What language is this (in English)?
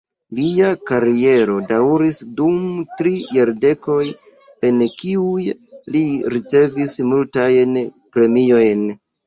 Esperanto